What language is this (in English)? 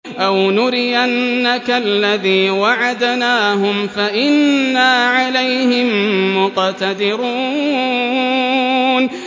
Arabic